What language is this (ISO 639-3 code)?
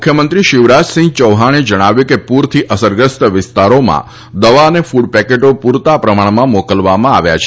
guj